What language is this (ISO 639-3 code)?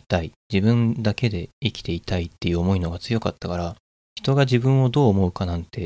jpn